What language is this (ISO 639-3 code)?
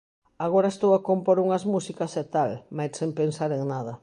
glg